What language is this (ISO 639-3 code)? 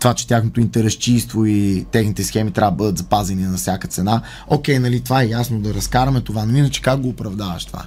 bul